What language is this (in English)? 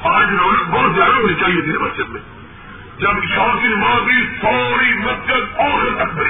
Urdu